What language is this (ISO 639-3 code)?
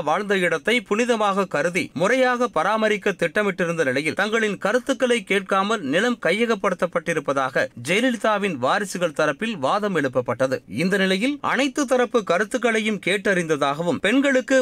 tam